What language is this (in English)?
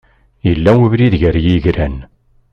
Kabyle